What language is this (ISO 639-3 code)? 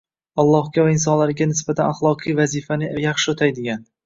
uzb